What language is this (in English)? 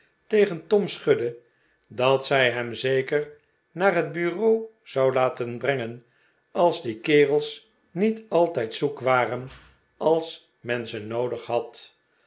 Dutch